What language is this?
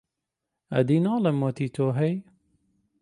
Central Kurdish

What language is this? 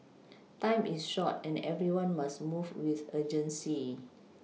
English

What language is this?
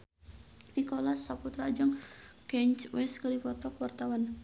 Sundanese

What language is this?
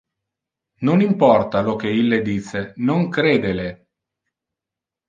Interlingua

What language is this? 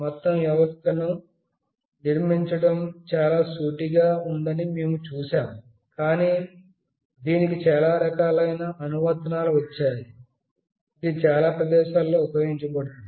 Telugu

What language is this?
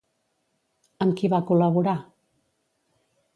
Catalan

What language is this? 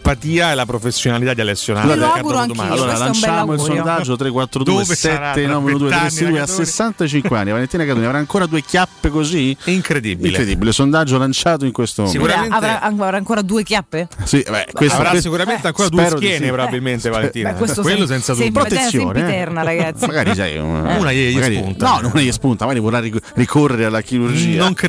Italian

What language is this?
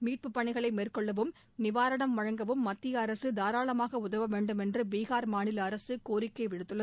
Tamil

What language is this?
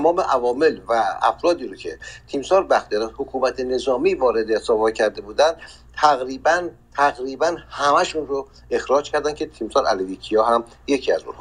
Persian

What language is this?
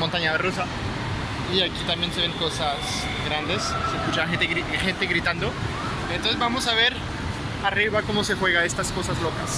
Spanish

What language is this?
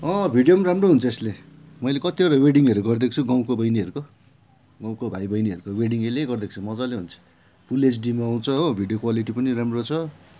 Nepali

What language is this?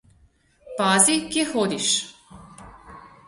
Slovenian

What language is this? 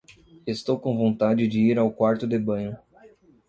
Portuguese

